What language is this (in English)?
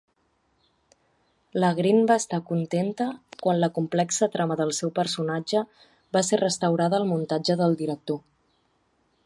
Catalan